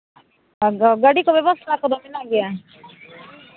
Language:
Santali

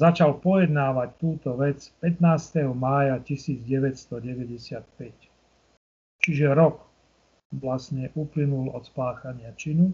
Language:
Slovak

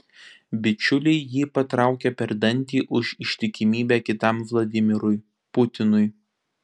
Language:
Lithuanian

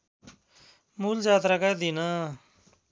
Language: Nepali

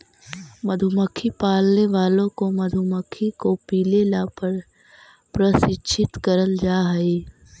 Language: Magahi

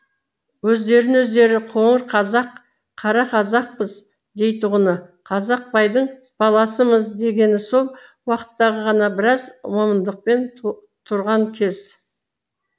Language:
Kazakh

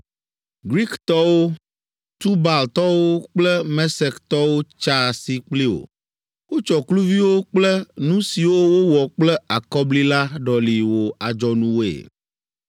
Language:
Ewe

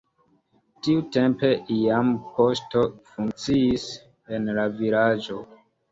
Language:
Esperanto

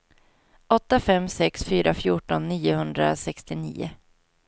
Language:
Swedish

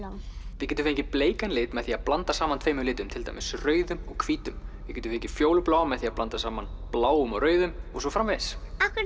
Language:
Icelandic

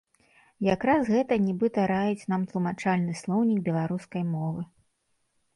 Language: Belarusian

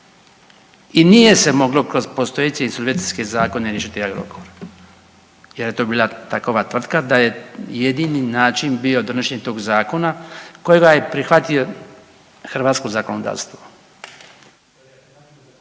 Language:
Croatian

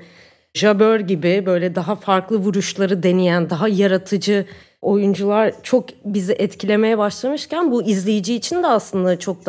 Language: Turkish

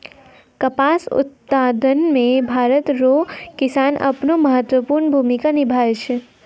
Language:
Maithili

